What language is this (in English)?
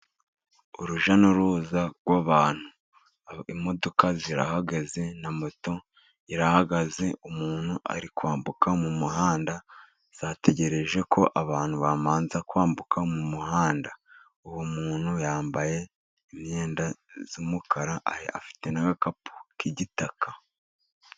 Kinyarwanda